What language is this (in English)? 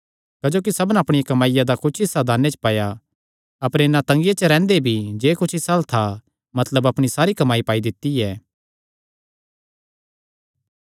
Kangri